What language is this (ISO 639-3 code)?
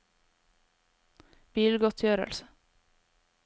nor